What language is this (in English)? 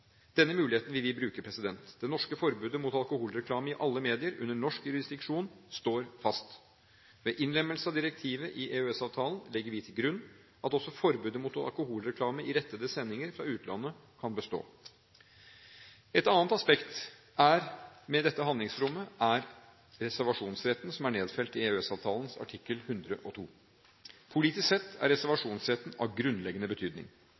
Norwegian Bokmål